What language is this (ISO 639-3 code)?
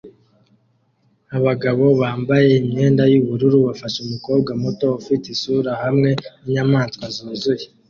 kin